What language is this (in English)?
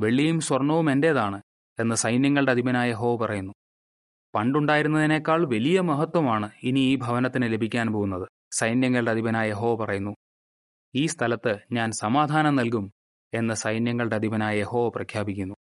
Malayalam